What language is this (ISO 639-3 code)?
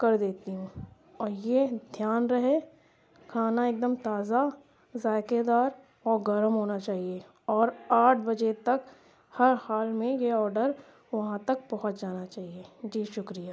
urd